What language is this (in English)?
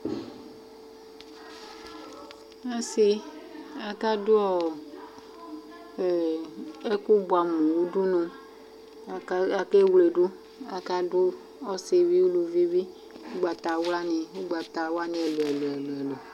Ikposo